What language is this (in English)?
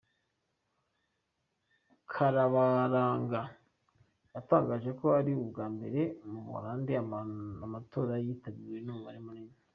Kinyarwanda